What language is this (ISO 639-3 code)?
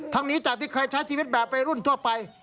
tha